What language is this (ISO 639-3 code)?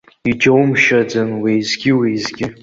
abk